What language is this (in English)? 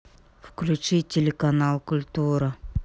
Russian